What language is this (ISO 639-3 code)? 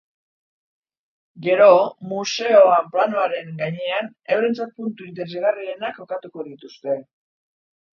eus